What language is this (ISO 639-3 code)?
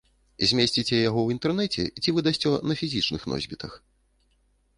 bel